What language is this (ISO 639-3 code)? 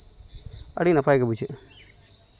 sat